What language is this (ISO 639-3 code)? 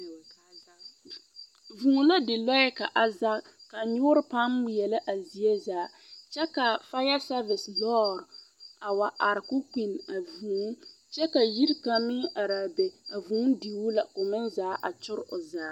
dga